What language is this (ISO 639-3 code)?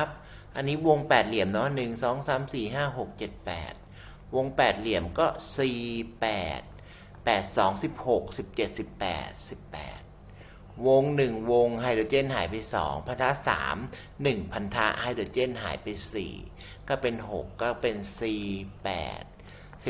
tha